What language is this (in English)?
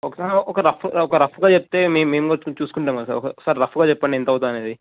Telugu